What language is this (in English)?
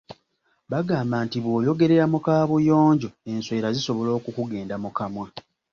Ganda